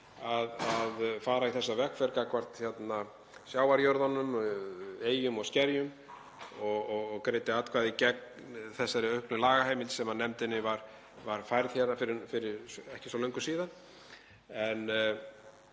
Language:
Icelandic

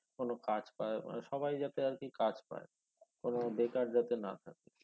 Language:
Bangla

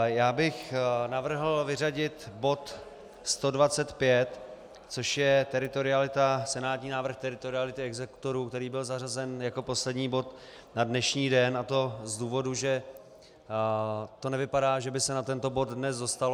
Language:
Czech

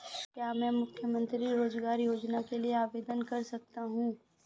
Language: Hindi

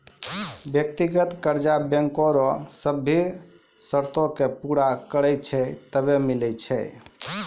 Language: Maithili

